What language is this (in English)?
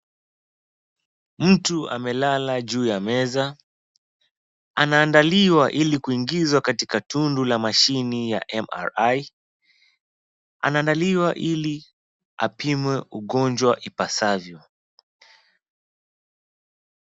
Swahili